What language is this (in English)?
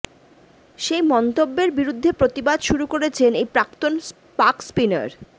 Bangla